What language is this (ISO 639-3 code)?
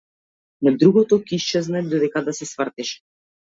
mkd